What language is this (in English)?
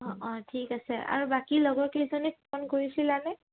Assamese